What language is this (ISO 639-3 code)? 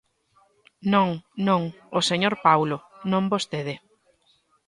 glg